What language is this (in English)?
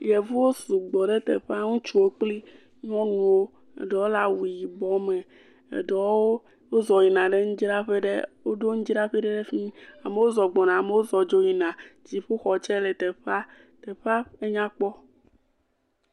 Ewe